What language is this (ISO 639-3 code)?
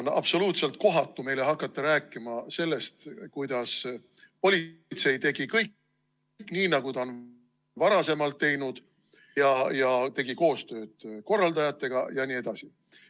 est